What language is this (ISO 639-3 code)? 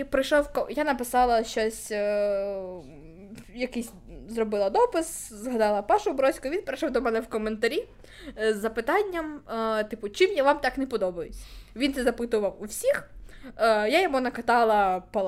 ukr